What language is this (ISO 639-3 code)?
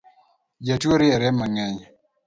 luo